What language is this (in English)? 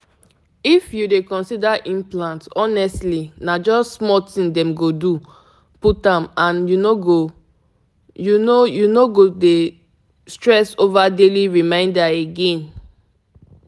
Nigerian Pidgin